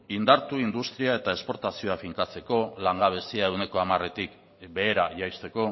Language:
Basque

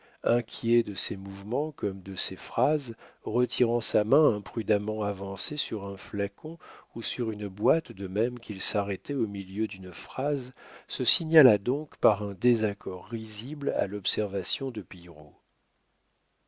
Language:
French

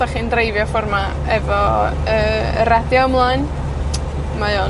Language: Welsh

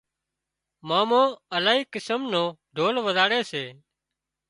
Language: Wadiyara Koli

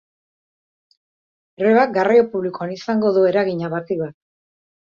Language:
Basque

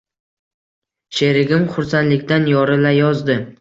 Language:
Uzbek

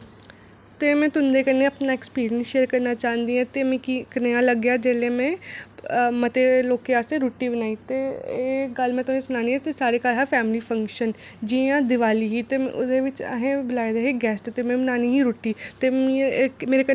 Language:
Dogri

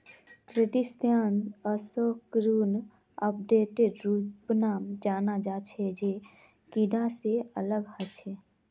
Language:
Magahi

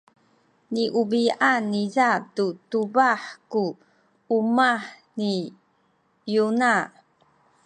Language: Sakizaya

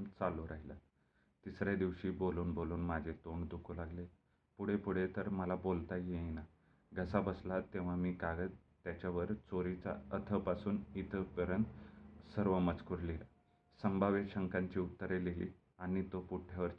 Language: Marathi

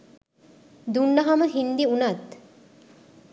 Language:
Sinhala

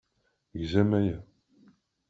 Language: Kabyle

